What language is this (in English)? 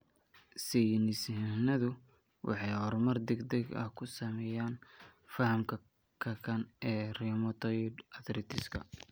Somali